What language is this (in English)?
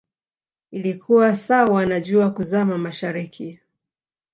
Swahili